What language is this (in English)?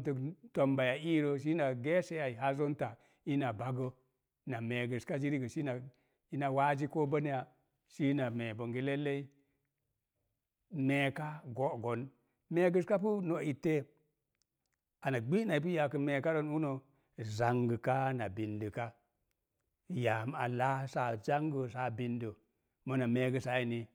Mom Jango